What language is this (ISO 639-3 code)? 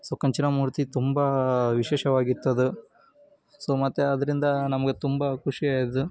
kan